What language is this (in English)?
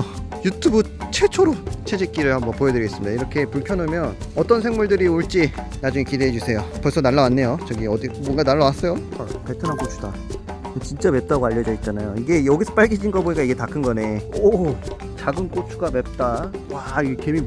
Korean